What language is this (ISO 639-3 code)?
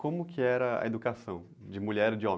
por